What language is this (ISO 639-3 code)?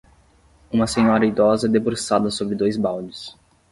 por